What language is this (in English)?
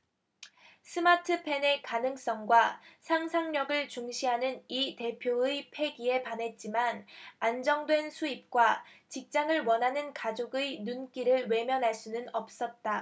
Korean